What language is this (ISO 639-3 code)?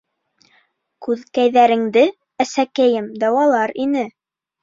bak